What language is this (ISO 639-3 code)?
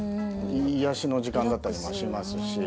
jpn